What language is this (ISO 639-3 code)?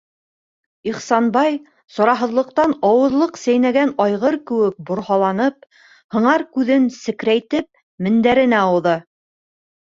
bak